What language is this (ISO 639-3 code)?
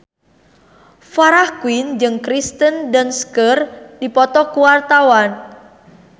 sun